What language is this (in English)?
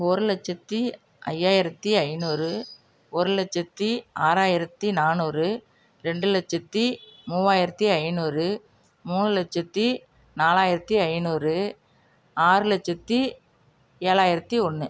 Tamil